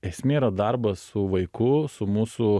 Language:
Lithuanian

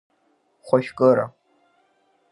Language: Abkhazian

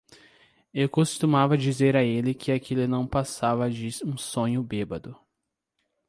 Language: Portuguese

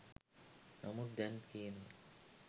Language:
Sinhala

